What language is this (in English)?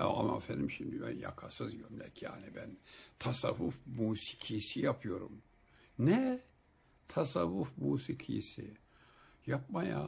Turkish